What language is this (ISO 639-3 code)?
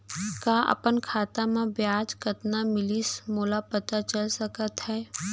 hne